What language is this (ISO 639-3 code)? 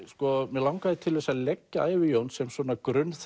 isl